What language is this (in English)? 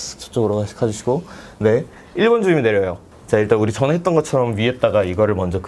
Korean